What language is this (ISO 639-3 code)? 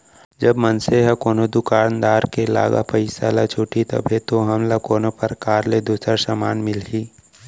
hne